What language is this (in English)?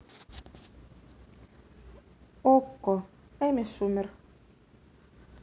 Russian